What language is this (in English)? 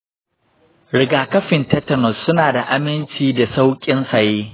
Hausa